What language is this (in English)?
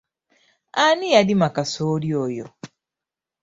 Ganda